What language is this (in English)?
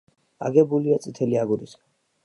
Georgian